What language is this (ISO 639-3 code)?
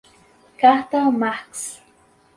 por